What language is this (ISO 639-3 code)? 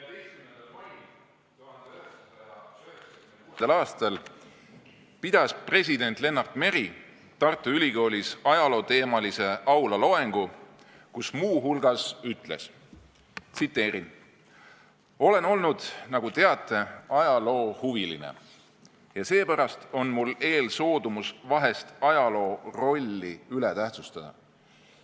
est